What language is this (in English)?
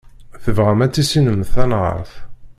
Kabyle